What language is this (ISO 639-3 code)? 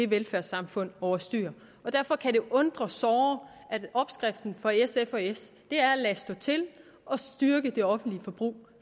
dan